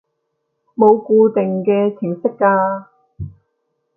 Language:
Cantonese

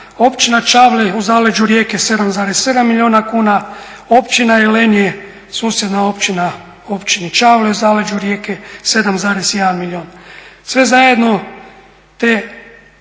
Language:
Croatian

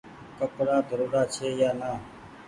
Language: Goaria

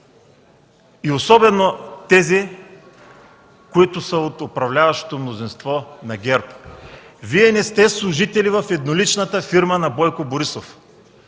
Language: Bulgarian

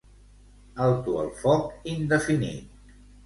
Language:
Catalan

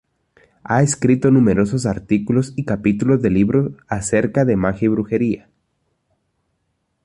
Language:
Spanish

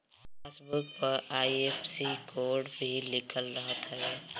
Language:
Bhojpuri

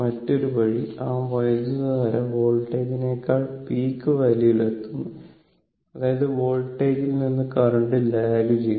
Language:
Malayalam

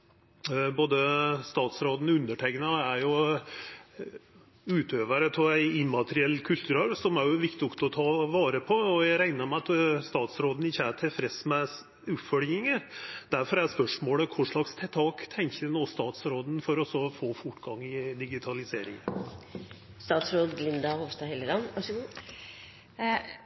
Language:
Norwegian Nynorsk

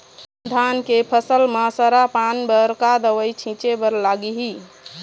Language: Chhattisgarhi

